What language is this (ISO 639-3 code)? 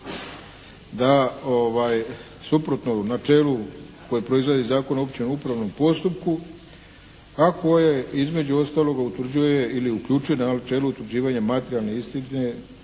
hrv